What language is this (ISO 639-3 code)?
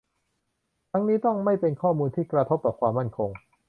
tha